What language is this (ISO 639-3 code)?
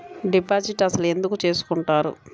tel